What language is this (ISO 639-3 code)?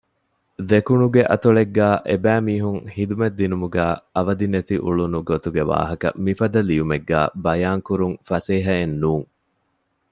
div